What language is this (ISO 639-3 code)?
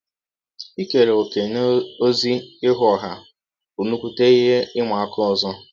ibo